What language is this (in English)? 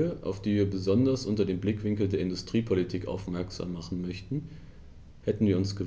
German